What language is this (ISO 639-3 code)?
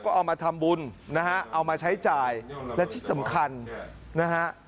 tha